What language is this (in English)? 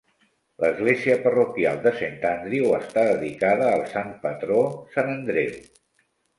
Catalan